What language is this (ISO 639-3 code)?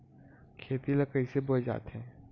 hne